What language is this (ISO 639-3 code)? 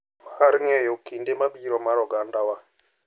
luo